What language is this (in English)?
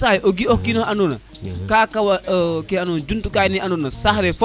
Serer